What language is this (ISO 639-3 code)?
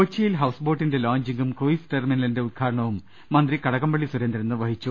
mal